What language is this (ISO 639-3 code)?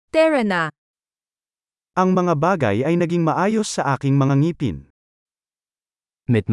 fil